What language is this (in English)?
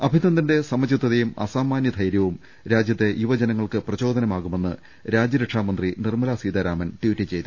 Malayalam